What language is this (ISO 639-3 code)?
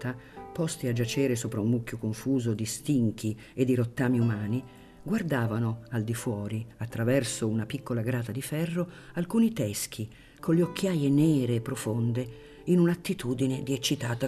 ita